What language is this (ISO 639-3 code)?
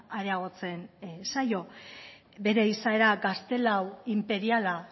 eus